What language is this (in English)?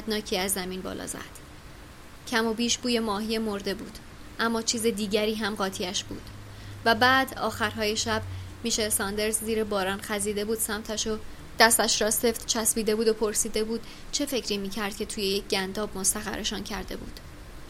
Persian